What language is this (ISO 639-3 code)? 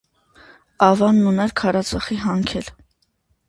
hye